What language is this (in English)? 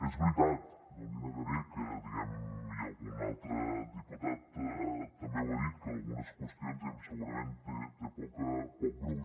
Catalan